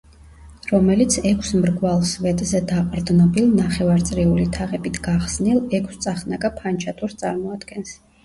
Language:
Georgian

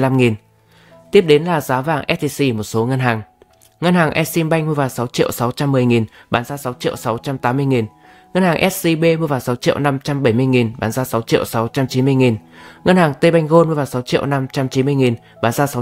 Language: Vietnamese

